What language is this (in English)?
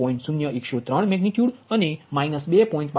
Gujarati